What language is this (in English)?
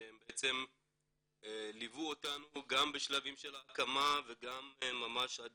Hebrew